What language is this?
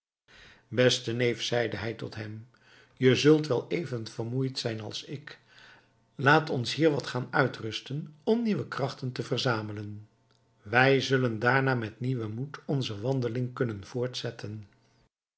Dutch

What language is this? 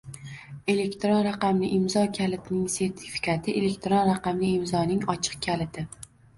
Uzbek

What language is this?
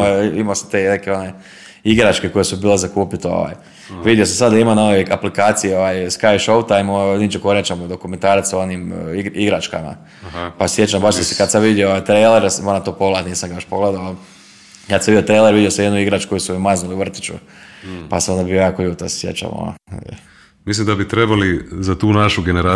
Croatian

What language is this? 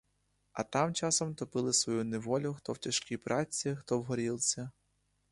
Ukrainian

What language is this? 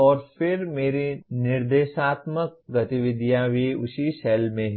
Hindi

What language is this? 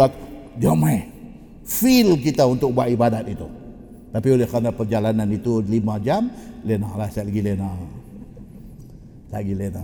Malay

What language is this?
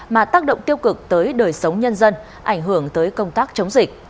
Vietnamese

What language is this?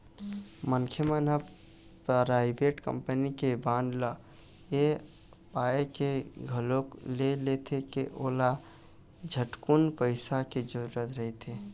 Chhattisgarhi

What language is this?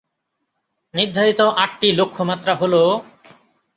Bangla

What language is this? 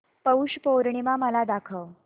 Marathi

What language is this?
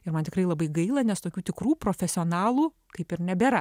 Lithuanian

